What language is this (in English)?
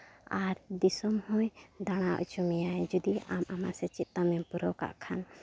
Santali